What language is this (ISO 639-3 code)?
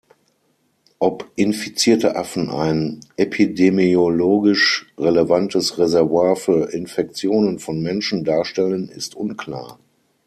deu